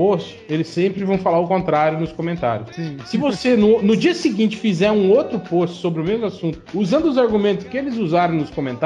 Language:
Portuguese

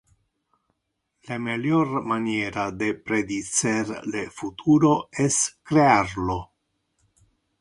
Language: Interlingua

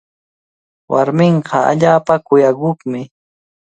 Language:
Cajatambo North Lima Quechua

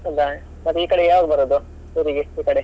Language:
Kannada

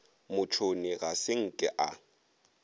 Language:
Northern Sotho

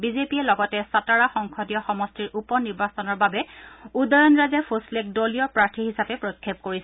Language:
Assamese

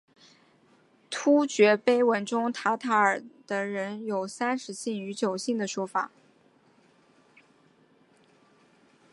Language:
Chinese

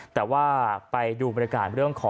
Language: Thai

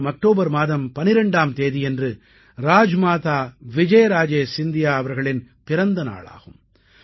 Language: Tamil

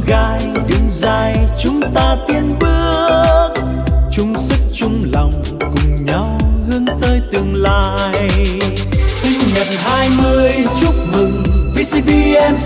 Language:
Vietnamese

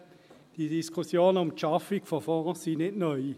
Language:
Swiss German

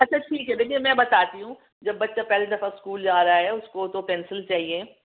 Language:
Urdu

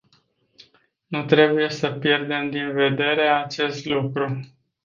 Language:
Romanian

